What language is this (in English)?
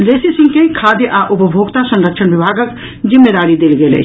Maithili